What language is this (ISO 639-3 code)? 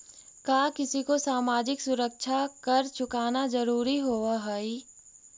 mag